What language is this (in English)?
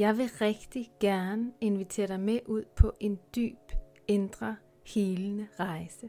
Danish